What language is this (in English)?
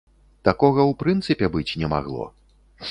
Belarusian